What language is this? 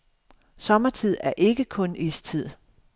Danish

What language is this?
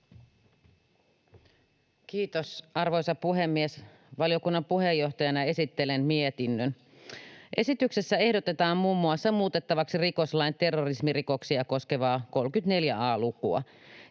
Finnish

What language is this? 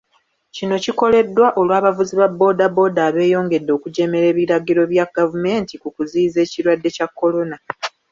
Ganda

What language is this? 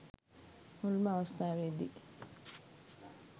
Sinhala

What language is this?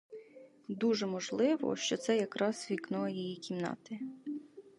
Ukrainian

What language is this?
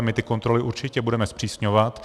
Czech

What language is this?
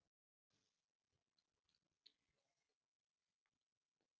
Icelandic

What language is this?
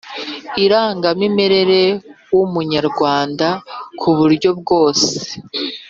Kinyarwanda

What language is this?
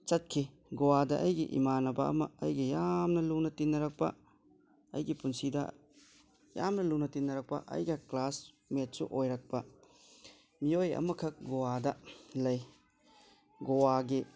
Manipuri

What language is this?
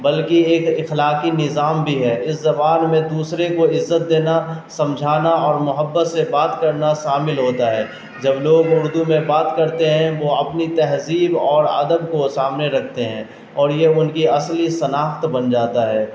Urdu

